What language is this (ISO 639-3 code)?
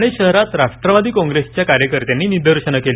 mar